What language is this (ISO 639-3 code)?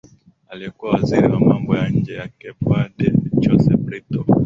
swa